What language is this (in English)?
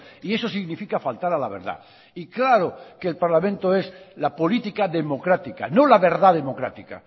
Spanish